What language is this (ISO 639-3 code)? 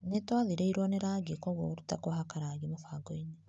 kik